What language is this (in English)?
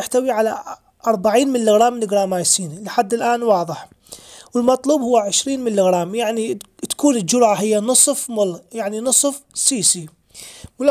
Arabic